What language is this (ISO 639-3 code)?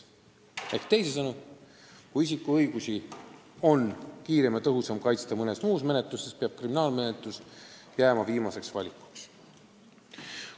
est